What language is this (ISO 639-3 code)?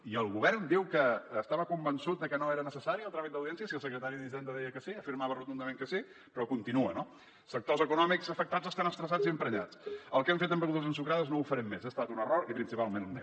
cat